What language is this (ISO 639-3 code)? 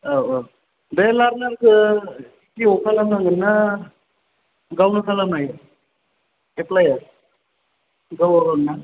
brx